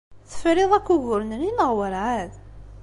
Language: Kabyle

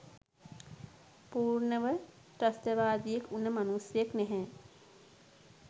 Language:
Sinhala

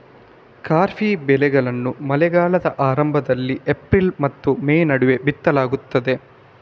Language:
Kannada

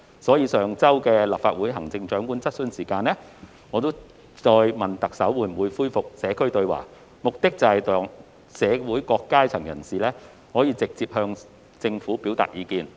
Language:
Cantonese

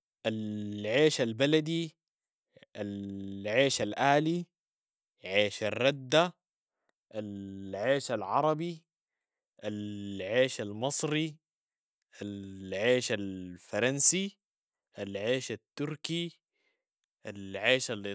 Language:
Sudanese Arabic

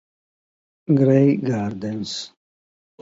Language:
Italian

